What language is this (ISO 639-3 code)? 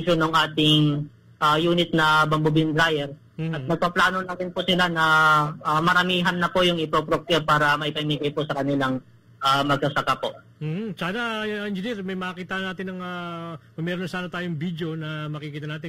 fil